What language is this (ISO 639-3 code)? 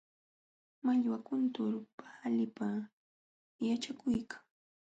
qxw